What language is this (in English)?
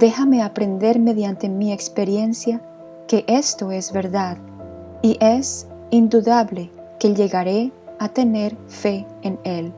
Spanish